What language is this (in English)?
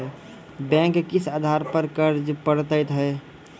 Maithili